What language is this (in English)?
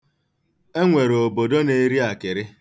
Igbo